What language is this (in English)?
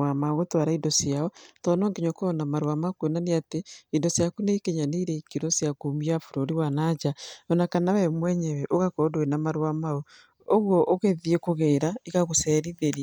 Kikuyu